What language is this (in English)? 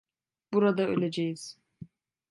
Turkish